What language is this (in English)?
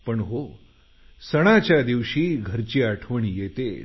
Marathi